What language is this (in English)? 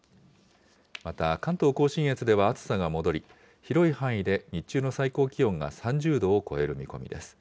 Japanese